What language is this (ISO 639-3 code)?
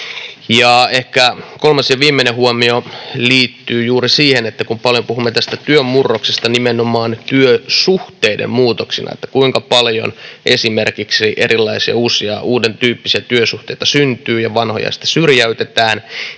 fin